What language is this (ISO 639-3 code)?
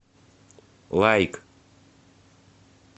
rus